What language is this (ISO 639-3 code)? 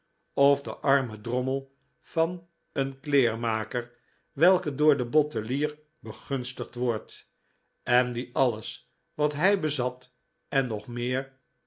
nld